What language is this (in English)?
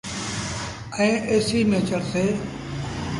Sindhi Bhil